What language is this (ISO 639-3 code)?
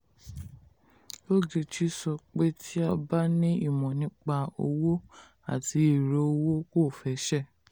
yor